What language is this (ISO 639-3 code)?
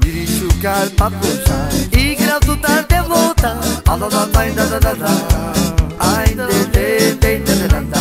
ron